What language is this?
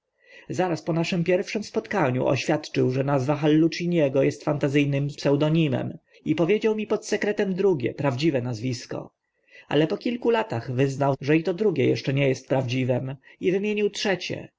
Polish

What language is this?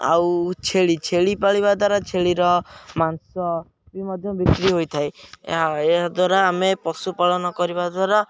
Odia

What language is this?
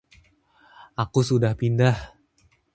Indonesian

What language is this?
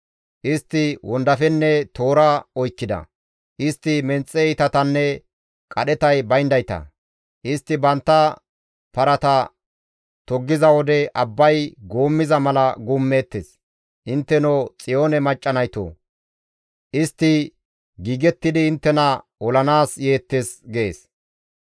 Gamo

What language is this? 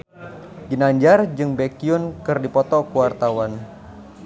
Sundanese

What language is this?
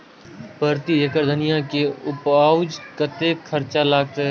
Maithili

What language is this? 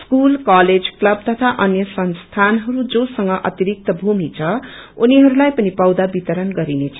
Nepali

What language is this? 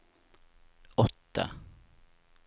Norwegian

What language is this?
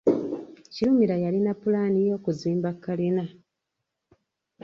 Ganda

